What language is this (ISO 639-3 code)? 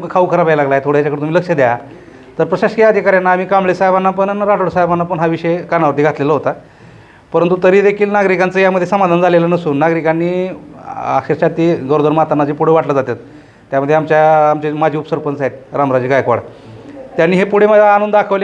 mar